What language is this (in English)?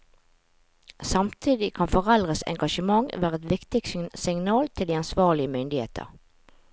Norwegian